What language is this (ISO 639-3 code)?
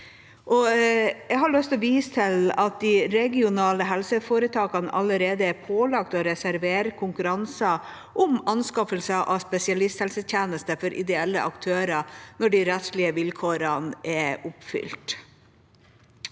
nor